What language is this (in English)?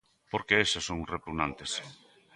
Galician